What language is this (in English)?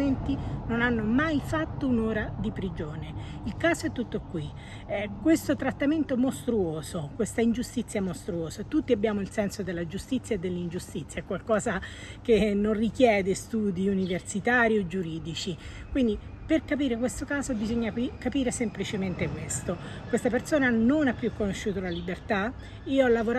Italian